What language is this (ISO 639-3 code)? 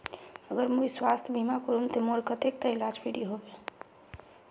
mag